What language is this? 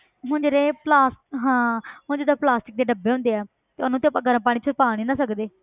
Punjabi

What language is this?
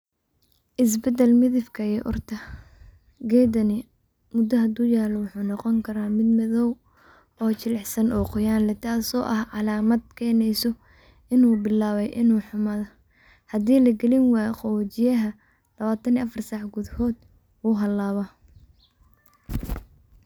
Somali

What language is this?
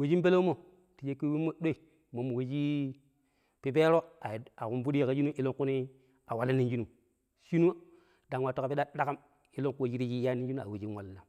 Pero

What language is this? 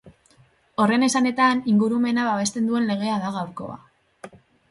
Basque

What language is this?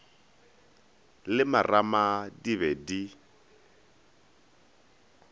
Northern Sotho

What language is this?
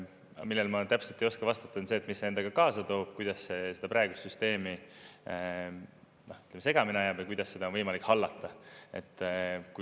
Estonian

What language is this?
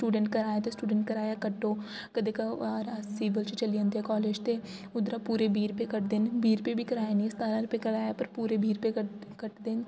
Dogri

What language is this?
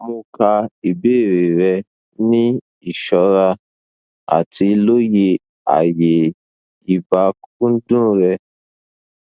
Yoruba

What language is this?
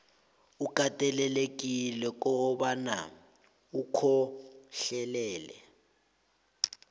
South Ndebele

